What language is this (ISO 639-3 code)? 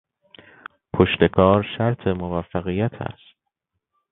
fas